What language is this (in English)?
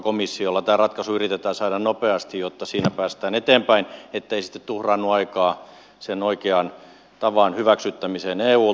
Finnish